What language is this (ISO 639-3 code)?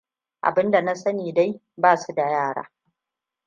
hau